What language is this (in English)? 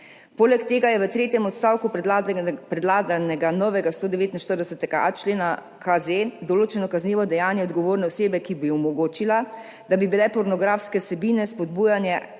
Slovenian